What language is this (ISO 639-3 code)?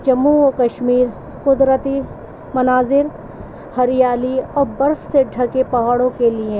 urd